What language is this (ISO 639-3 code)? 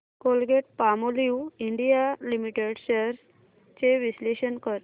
mar